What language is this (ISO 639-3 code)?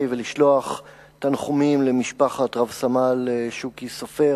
heb